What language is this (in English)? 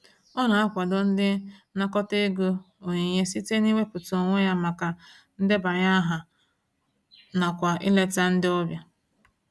Igbo